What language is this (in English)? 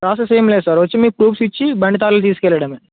Telugu